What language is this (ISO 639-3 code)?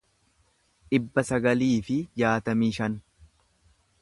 orm